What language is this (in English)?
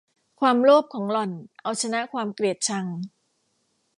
Thai